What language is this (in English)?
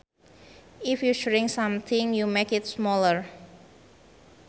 Sundanese